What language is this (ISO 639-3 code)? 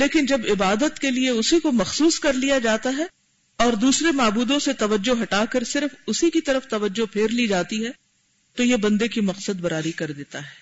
urd